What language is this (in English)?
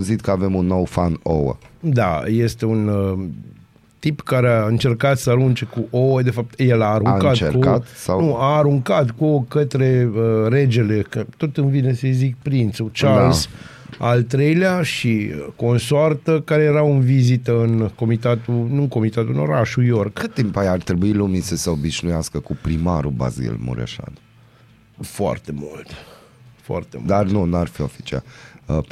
Romanian